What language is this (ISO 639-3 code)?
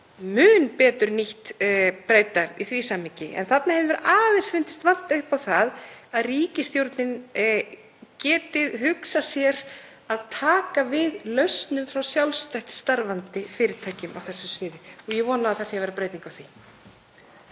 isl